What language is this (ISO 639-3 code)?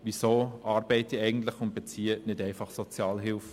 gsw